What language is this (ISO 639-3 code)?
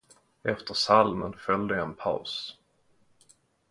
swe